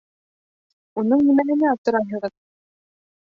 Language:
Bashkir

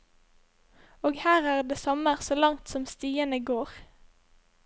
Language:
Norwegian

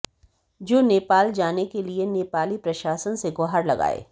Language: Hindi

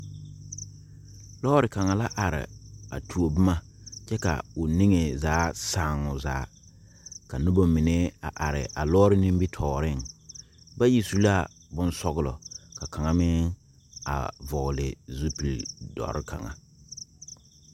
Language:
Southern Dagaare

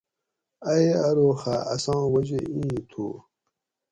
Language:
Gawri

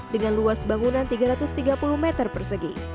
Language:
Indonesian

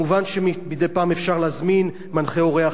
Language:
Hebrew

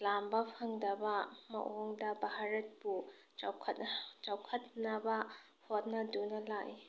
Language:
Manipuri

